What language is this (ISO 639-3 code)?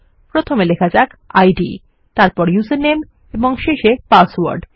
ben